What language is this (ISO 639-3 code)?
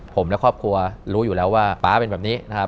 tha